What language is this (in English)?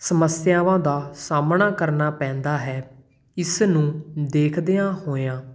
Punjabi